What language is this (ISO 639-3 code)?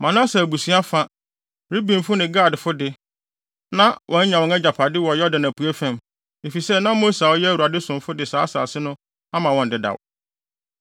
aka